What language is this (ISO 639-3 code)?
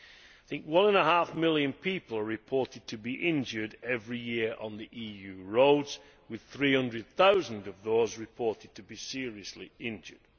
eng